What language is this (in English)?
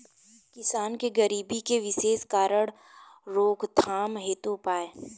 Bhojpuri